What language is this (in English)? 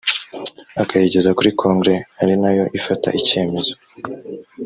Kinyarwanda